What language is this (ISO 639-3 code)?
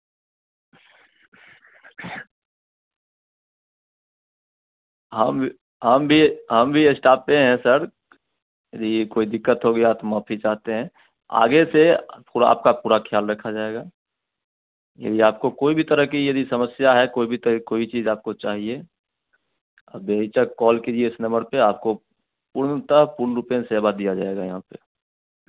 hin